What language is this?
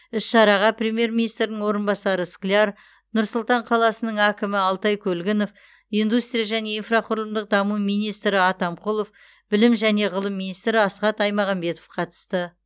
Kazakh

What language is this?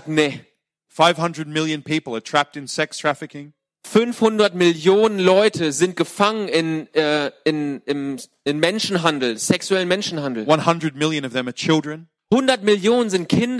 German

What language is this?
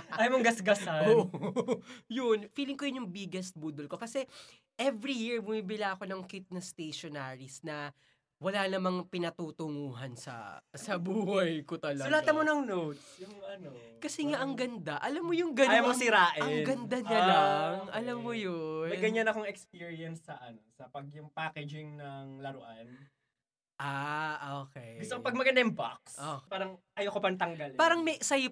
Filipino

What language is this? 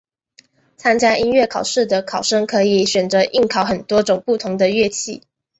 Chinese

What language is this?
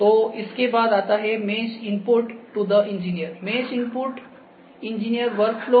Hindi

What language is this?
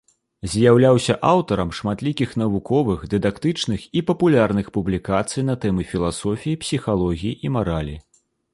Belarusian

